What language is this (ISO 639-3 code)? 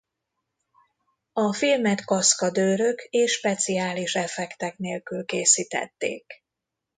hun